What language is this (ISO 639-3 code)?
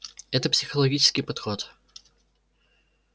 rus